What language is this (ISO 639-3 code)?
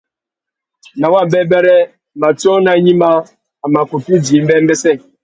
bag